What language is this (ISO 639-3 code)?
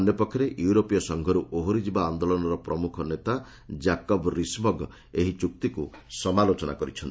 ori